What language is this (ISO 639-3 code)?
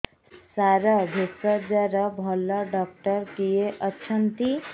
ori